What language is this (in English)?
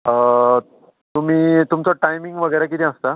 Konkani